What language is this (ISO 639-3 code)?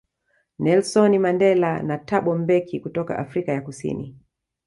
swa